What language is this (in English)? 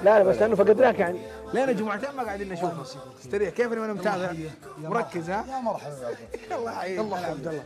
Arabic